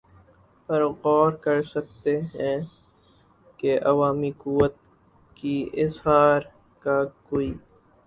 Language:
Urdu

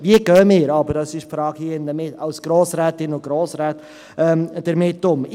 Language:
Swiss German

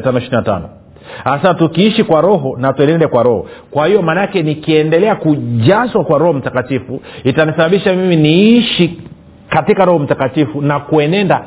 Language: Swahili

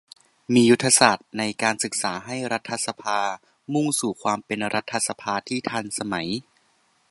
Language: Thai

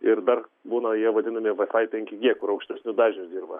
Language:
Lithuanian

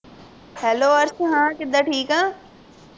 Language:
Punjabi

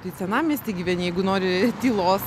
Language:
Lithuanian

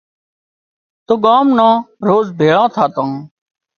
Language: Wadiyara Koli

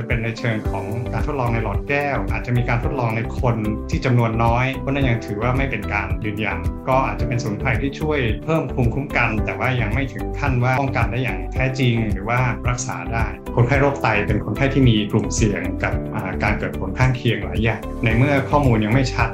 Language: Thai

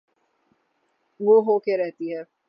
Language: Urdu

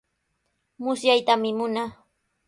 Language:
Sihuas Ancash Quechua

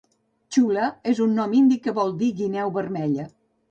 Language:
Catalan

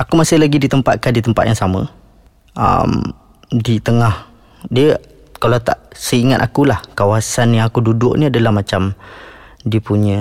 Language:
Malay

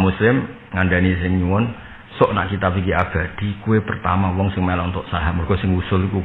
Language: Indonesian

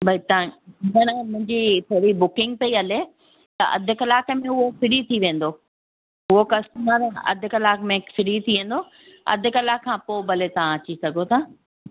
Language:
Sindhi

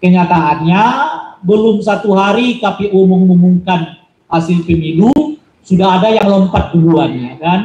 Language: Indonesian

